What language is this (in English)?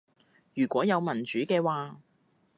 Cantonese